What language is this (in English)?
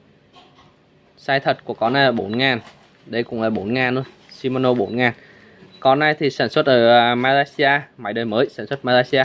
Vietnamese